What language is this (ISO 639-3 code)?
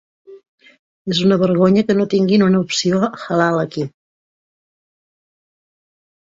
cat